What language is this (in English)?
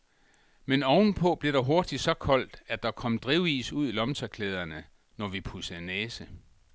Danish